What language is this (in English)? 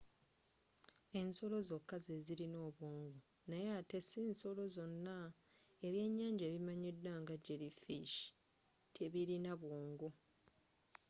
Ganda